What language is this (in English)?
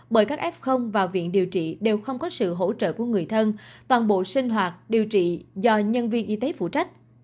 Vietnamese